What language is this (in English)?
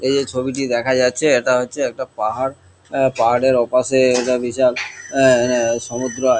Bangla